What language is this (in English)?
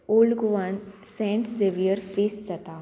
Konkani